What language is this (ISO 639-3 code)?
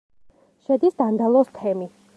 kat